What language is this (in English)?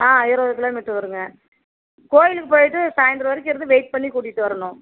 Tamil